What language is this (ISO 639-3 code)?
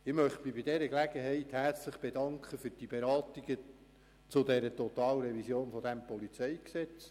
gsw